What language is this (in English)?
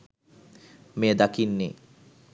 Sinhala